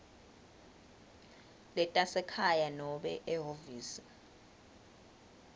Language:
Swati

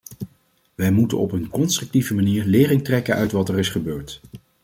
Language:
Dutch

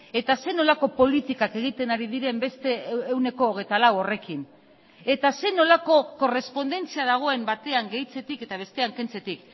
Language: Basque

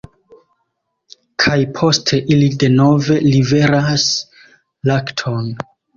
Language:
Esperanto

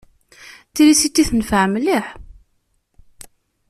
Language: Kabyle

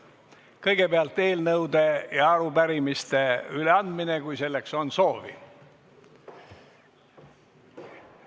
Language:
Estonian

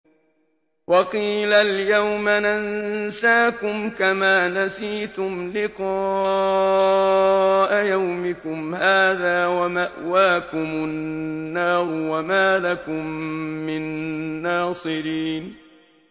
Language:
Arabic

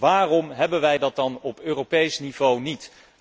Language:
Dutch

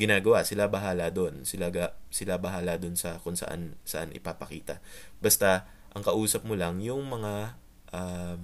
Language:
Filipino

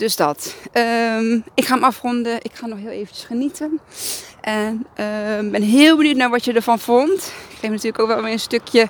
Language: Dutch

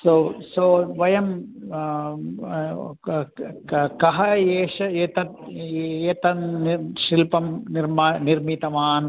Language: Sanskrit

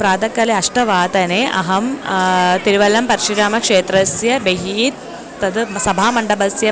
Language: Sanskrit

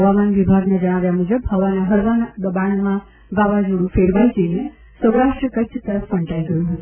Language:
Gujarati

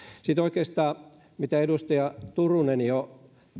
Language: Finnish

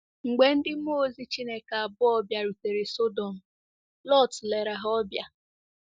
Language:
Igbo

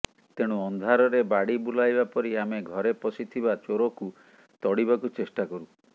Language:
Odia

